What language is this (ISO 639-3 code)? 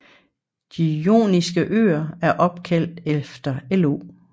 dan